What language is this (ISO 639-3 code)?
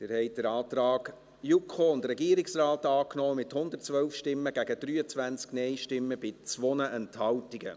gsw